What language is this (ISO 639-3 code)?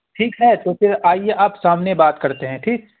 urd